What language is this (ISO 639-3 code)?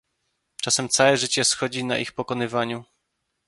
pol